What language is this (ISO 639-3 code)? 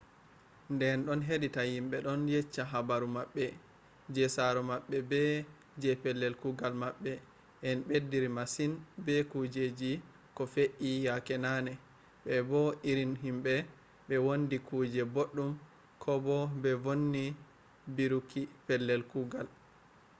ful